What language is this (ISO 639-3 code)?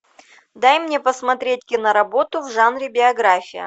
rus